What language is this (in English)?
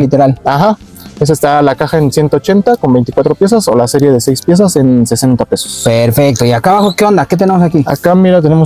Spanish